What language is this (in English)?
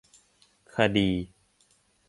Thai